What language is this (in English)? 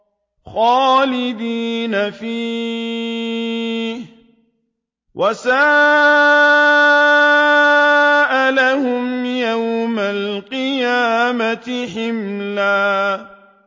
Arabic